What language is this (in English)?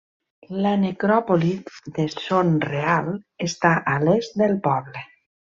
Catalan